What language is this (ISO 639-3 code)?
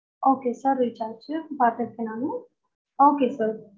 tam